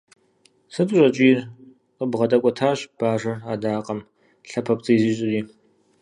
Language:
Kabardian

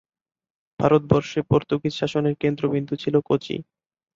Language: Bangla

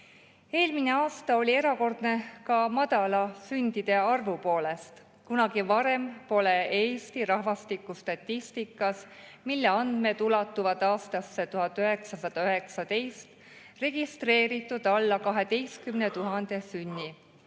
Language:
Estonian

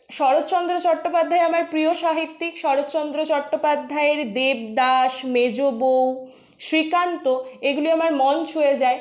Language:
Bangla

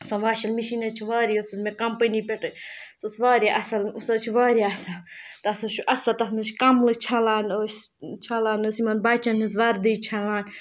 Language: Kashmiri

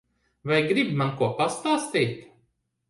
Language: Latvian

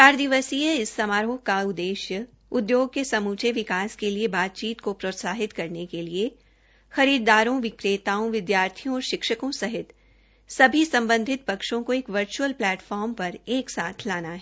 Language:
Hindi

